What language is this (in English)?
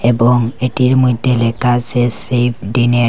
Bangla